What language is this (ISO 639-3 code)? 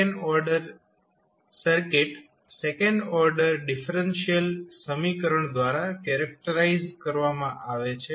guj